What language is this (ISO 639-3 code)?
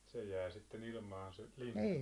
fin